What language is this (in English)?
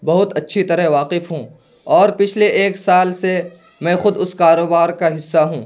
Urdu